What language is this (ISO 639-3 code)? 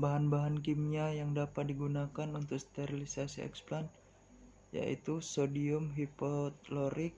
ind